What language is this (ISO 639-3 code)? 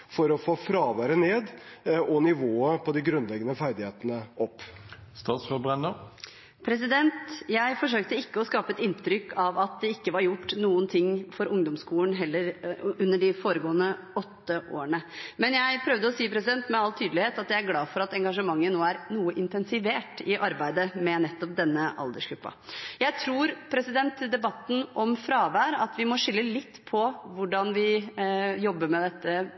nob